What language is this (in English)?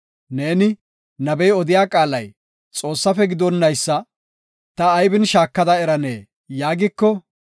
Gofa